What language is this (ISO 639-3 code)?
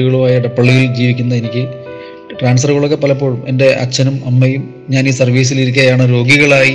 mal